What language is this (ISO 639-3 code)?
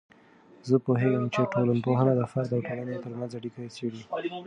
pus